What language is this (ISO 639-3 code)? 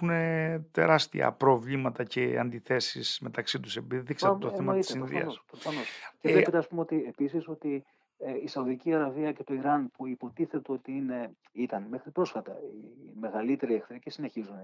ell